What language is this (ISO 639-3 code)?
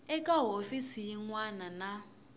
tso